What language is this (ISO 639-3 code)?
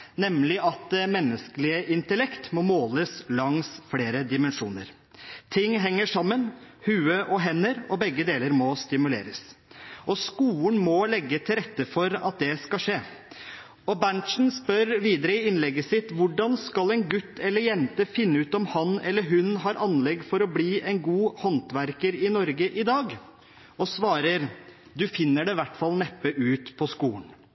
nob